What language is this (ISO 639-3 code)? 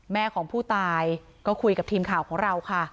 tha